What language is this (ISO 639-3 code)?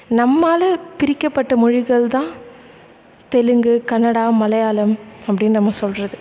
tam